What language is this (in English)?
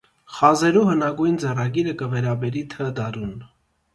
Armenian